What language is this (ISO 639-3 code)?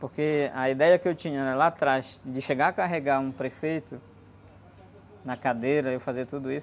por